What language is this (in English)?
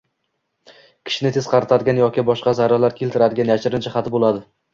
Uzbek